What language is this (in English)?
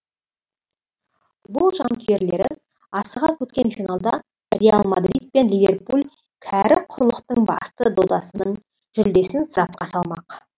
Kazakh